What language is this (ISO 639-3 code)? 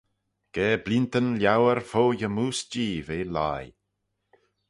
glv